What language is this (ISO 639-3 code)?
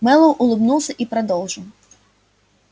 rus